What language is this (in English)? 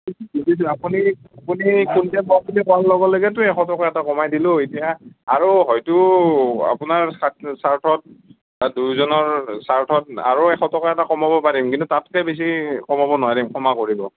Assamese